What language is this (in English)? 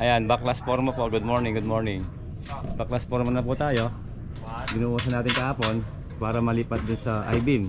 Filipino